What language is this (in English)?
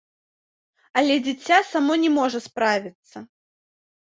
Belarusian